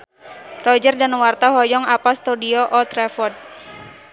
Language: Sundanese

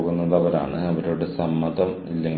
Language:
Malayalam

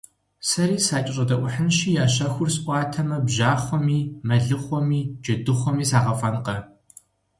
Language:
Kabardian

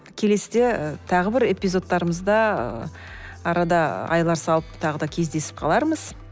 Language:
Kazakh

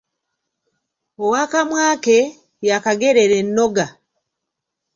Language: Ganda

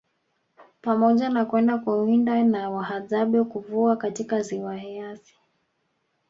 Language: Swahili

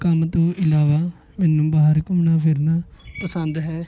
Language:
Punjabi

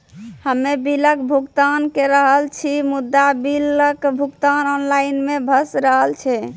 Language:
Maithili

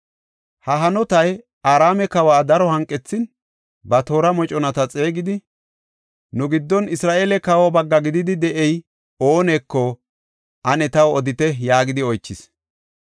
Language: Gofa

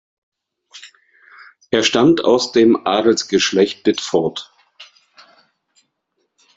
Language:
German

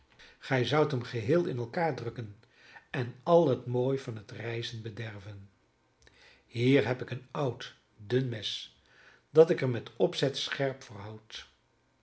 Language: Dutch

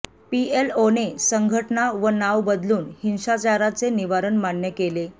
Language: Marathi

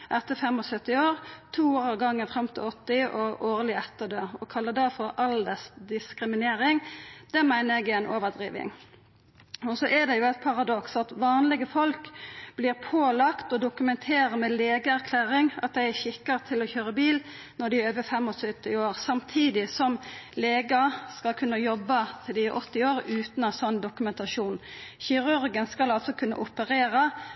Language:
Norwegian Nynorsk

